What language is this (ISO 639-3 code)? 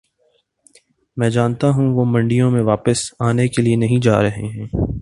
urd